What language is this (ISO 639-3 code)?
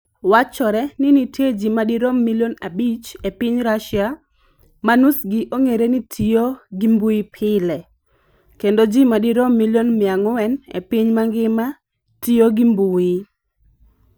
luo